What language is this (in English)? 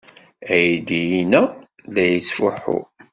Kabyle